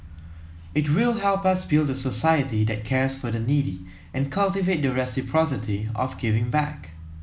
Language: English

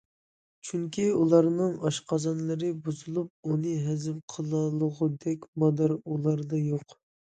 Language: Uyghur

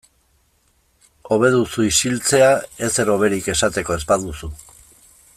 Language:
Basque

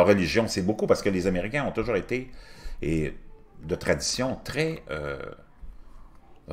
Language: French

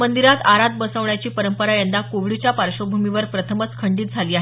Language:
Marathi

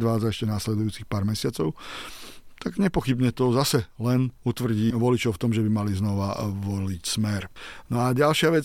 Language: Slovak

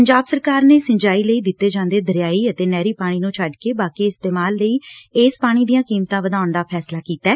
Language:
Punjabi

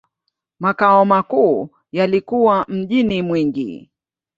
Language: Swahili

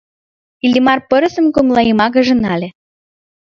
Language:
Mari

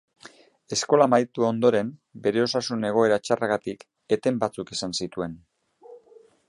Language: Basque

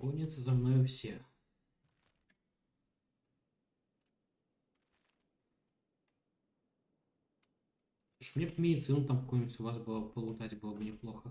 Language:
Russian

